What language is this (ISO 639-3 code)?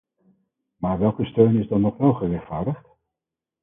nld